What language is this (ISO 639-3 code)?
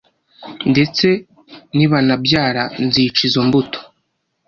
kin